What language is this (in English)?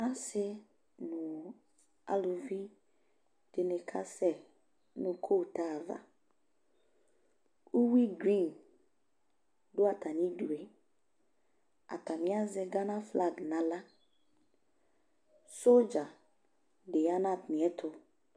Ikposo